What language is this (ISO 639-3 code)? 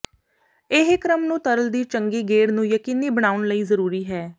pan